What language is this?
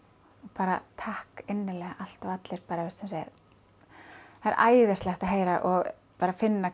Icelandic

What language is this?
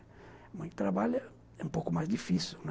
Portuguese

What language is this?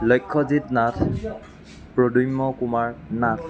Assamese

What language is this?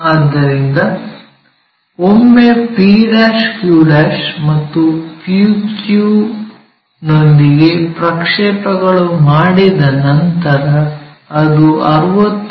Kannada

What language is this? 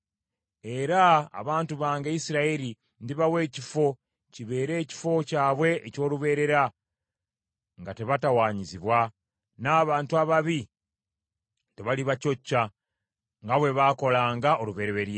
Ganda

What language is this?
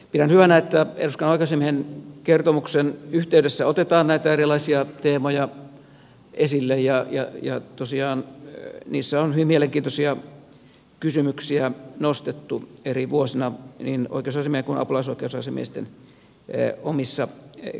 Finnish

